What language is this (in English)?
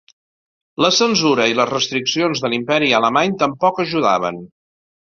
Catalan